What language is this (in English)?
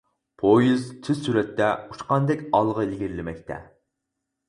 Uyghur